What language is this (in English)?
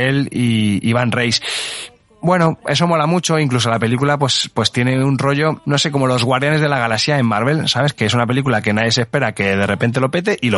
Spanish